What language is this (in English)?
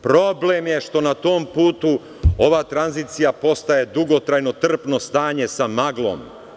Serbian